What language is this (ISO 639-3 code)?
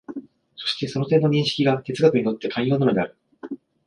jpn